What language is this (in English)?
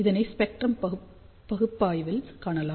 Tamil